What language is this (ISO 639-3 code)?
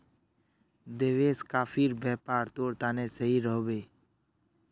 mag